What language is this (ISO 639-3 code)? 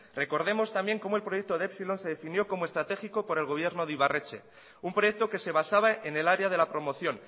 spa